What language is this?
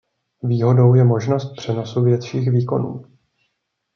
Czech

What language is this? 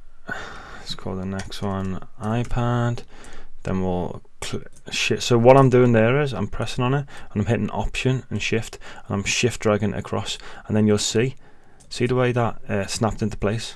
English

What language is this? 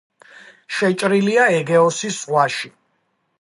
Georgian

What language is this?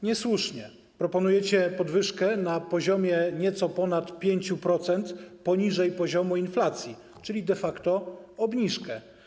Polish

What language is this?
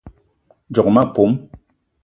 Eton (Cameroon)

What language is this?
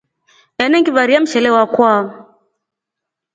Rombo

